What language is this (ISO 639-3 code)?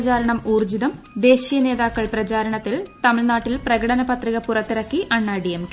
mal